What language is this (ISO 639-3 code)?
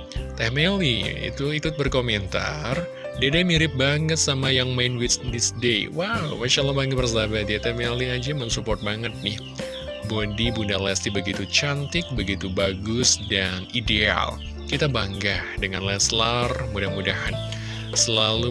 ind